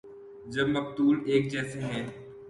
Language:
Urdu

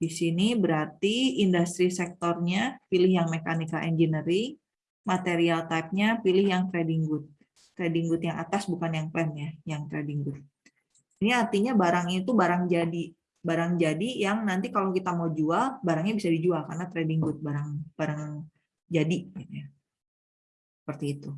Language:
Indonesian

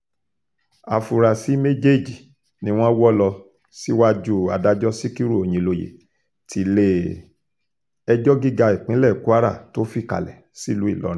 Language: Yoruba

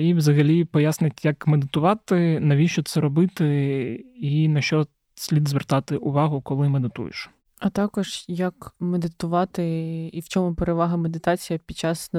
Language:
Ukrainian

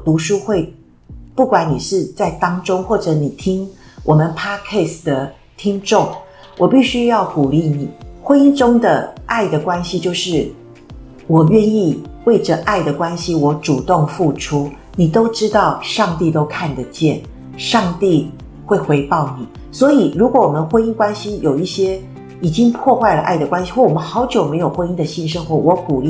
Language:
Chinese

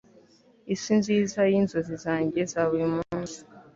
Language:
Kinyarwanda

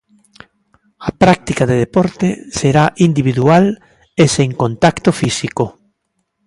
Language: Galician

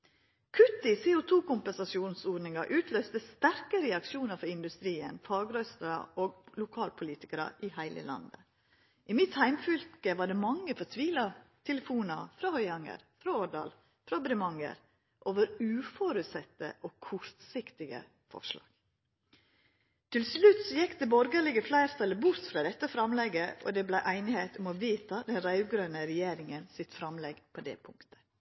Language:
Norwegian Nynorsk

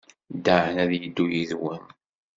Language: Kabyle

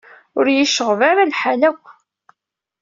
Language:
Kabyle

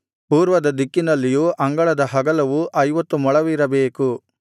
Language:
Kannada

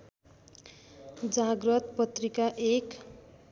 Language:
Nepali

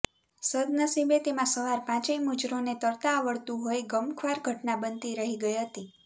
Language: Gujarati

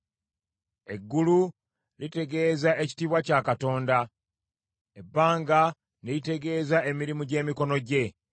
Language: Ganda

